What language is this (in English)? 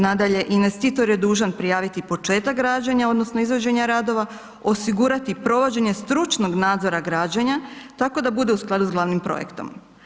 Croatian